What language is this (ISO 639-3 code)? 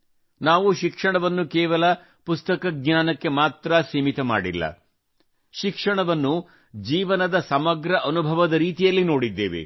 kan